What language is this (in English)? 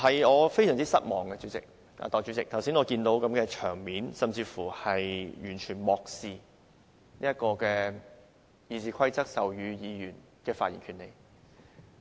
Cantonese